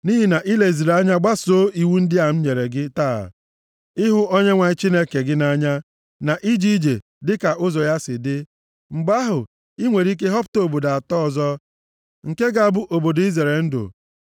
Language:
Igbo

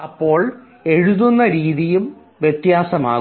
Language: Malayalam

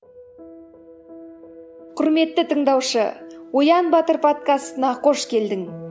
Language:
Kazakh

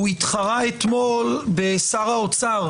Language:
Hebrew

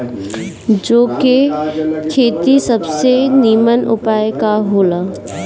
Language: Bhojpuri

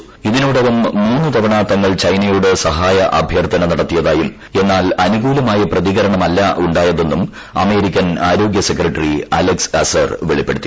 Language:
Malayalam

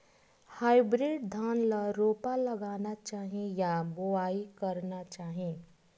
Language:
Chhattisgarhi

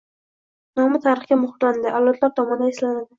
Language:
Uzbek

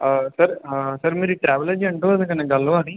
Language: Dogri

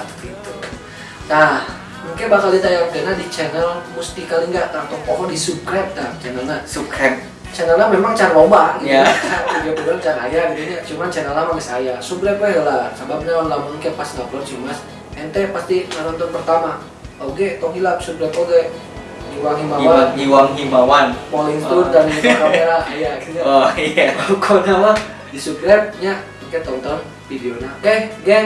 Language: Indonesian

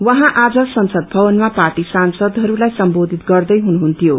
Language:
Nepali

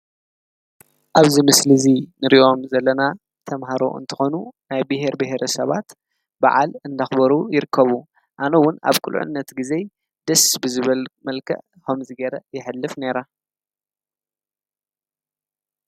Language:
Tigrinya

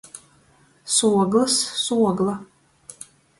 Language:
Latgalian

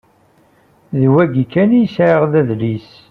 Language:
Kabyle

